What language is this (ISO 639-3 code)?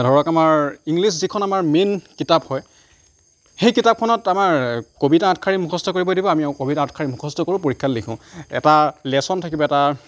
asm